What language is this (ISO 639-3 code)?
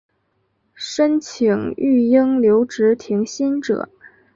zho